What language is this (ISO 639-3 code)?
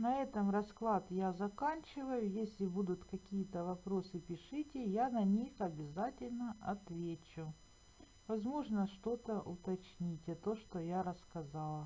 rus